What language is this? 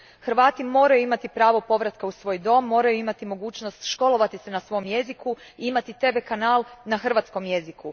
Croatian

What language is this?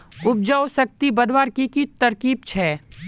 Magahi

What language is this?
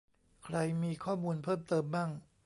Thai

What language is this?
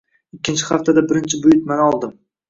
Uzbek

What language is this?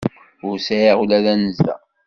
Kabyle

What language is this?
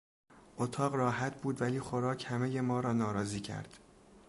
Persian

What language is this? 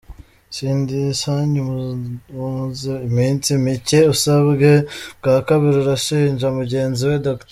Kinyarwanda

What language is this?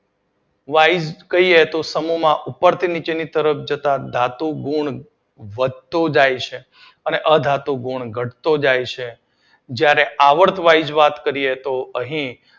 Gujarati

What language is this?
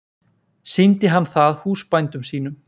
Icelandic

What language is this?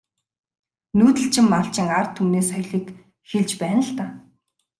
Mongolian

